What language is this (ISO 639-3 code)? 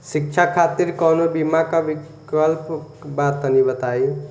bho